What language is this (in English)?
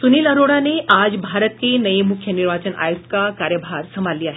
Hindi